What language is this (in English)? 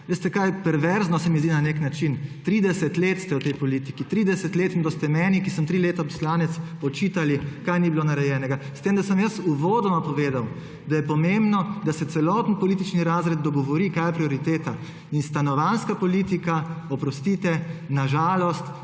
Slovenian